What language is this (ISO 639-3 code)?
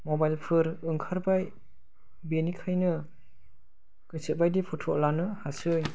brx